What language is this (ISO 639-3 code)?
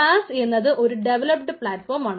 mal